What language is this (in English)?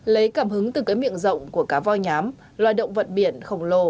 Vietnamese